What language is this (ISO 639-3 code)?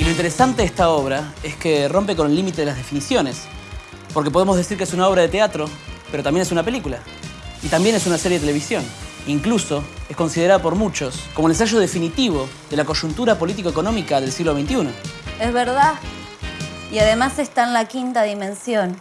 spa